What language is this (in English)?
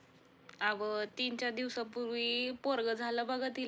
Marathi